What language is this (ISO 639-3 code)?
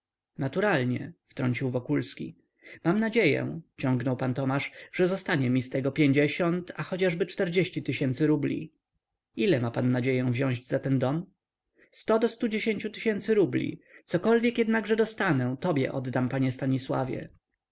pol